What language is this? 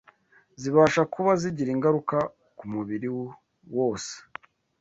Kinyarwanda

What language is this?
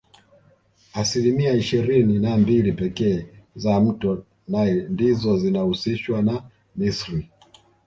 Swahili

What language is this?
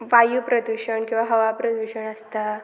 Konkani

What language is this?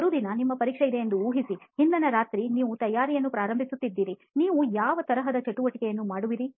Kannada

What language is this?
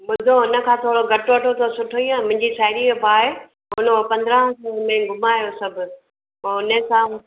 Sindhi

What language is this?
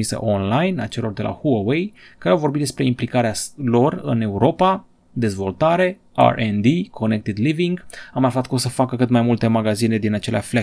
Romanian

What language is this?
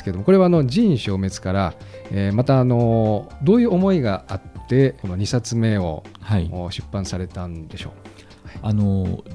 Japanese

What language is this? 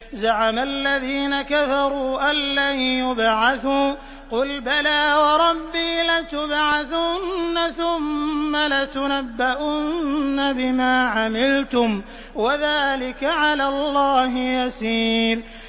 Arabic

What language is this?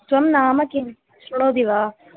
Sanskrit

